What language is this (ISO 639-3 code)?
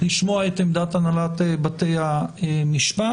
heb